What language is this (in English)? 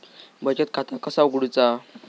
Marathi